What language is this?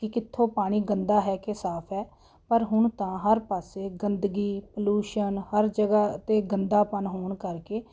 Punjabi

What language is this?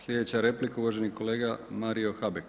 Croatian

